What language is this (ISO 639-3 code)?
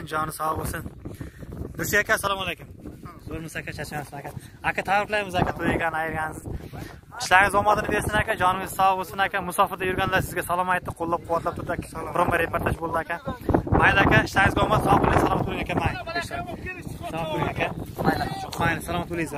tur